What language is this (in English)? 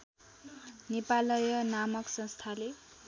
Nepali